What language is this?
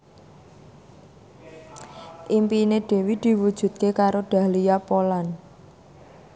Javanese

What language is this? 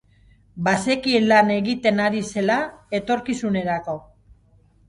Basque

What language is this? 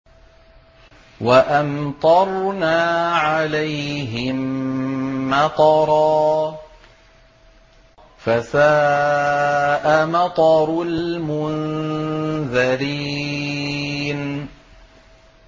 Arabic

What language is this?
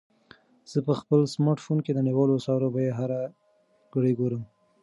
Pashto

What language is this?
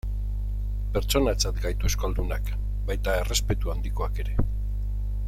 Basque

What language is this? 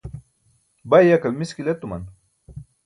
Burushaski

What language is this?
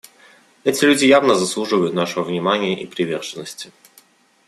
Russian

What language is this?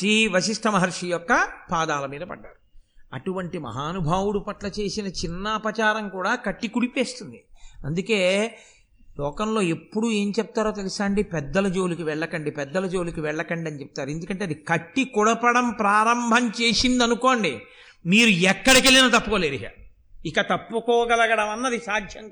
Telugu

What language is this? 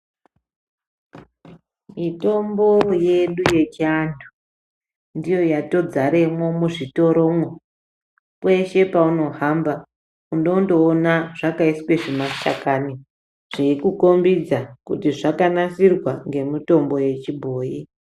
Ndau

